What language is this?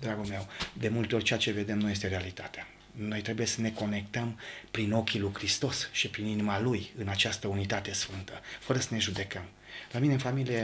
Romanian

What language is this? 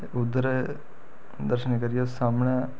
Dogri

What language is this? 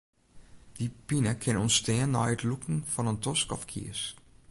Western Frisian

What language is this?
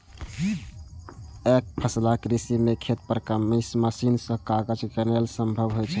Maithili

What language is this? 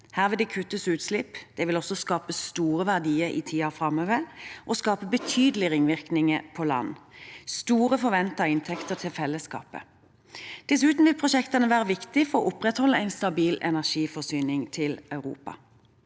Norwegian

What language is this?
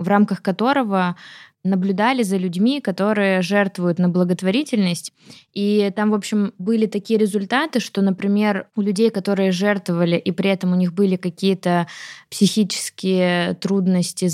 Russian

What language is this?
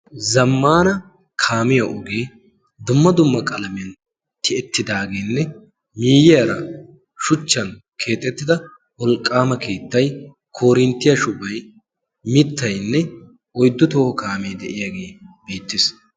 Wolaytta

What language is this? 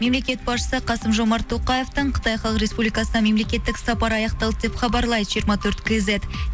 Kazakh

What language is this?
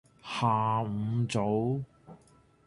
Chinese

